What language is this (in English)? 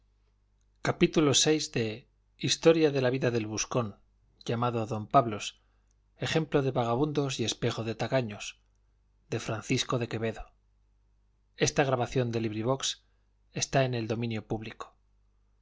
Spanish